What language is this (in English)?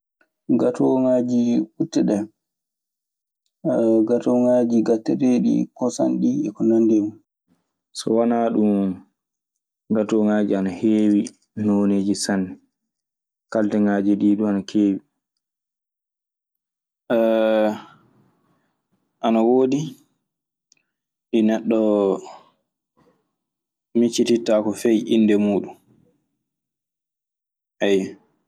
Maasina Fulfulde